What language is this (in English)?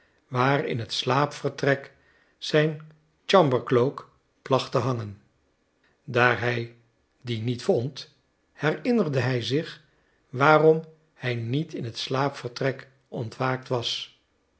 Dutch